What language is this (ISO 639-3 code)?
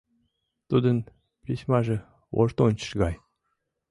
chm